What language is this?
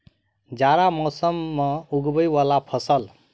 Maithili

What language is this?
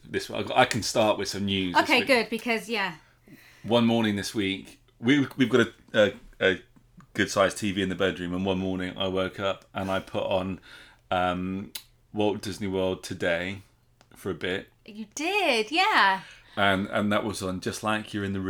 English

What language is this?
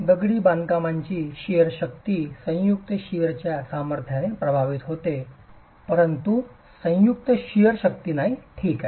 Marathi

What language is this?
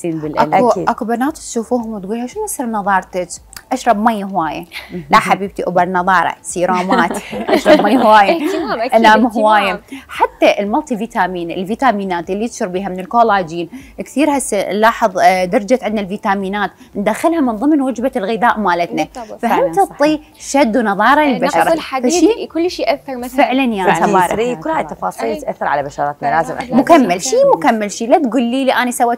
Arabic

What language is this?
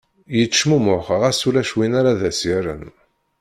Kabyle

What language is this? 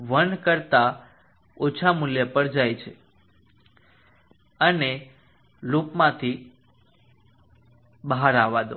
Gujarati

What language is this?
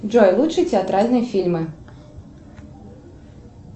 Russian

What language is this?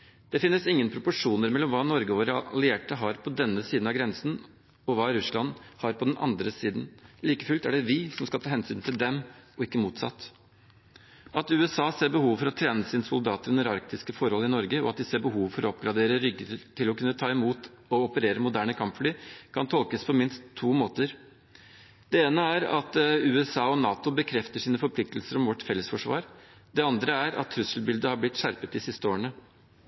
Norwegian Bokmål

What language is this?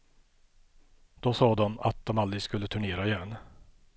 Swedish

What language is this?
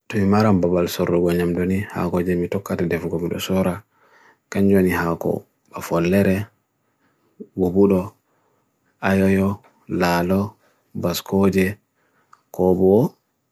Bagirmi Fulfulde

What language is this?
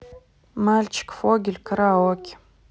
Russian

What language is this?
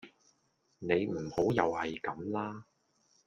Cantonese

